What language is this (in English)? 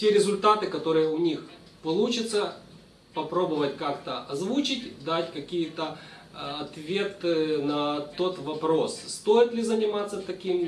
Russian